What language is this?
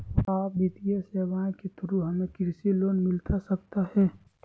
Magahi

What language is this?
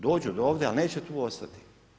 Croatian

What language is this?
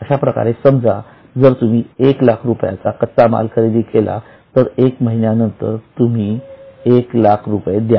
Marathi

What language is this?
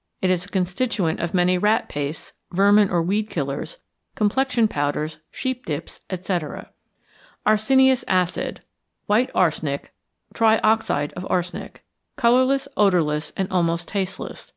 English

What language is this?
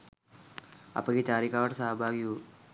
Sinhala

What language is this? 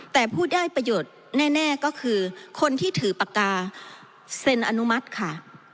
Thai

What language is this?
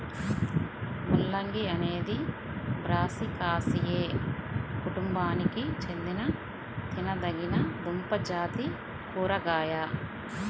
Telugu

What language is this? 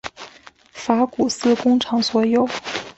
Chinese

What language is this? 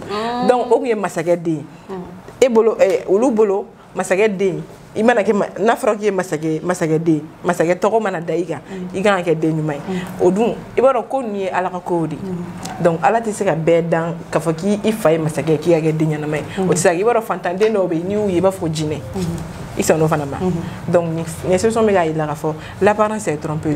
French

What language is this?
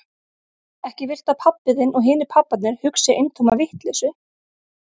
Icelandic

